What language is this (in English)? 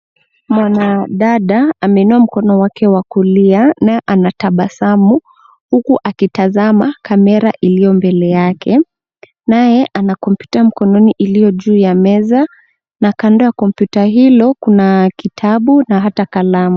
Swahili